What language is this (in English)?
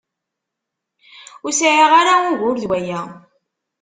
Kabyle